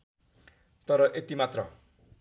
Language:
Nepali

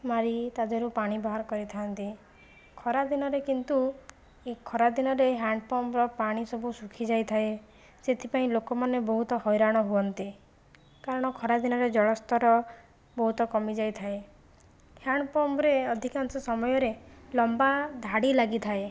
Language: Odia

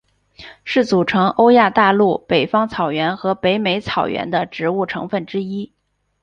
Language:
Chinese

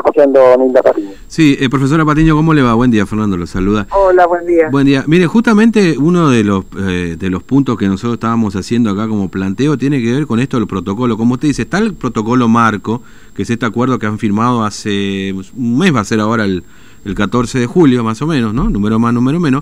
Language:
Spanish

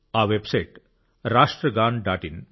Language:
Telugu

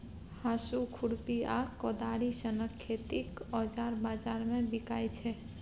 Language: Maithili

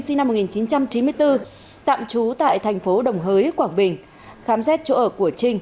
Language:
Vietnamese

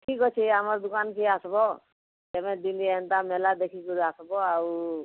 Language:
Odia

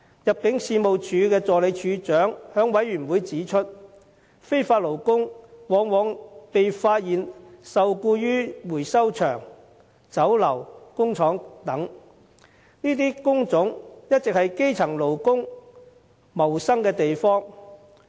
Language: Cantonese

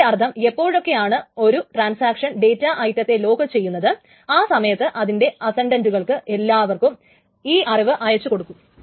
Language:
Malayalam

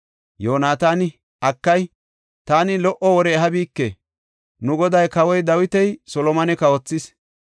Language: Gofa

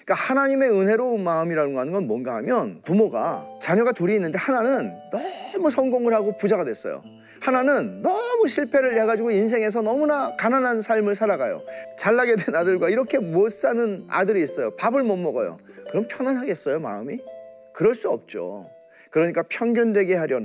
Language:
Korean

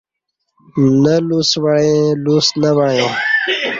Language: Kati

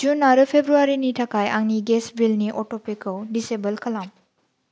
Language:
Bodo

